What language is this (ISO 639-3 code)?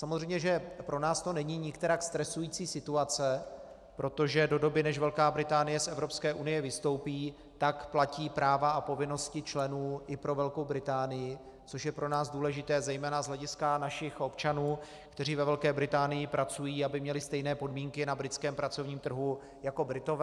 ces